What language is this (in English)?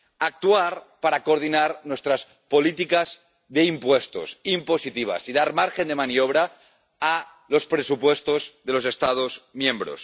Spanish